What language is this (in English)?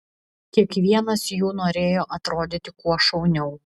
Lithuanian